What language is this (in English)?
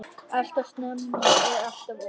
Icelandic